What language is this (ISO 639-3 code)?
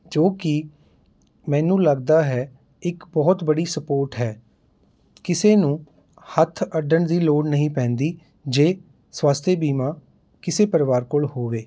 pan